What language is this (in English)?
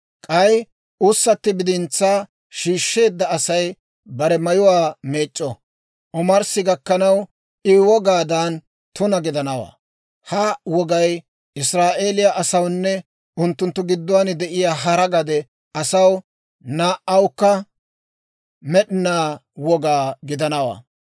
Dawro